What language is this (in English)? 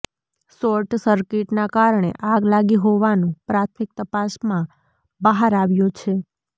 Gujarati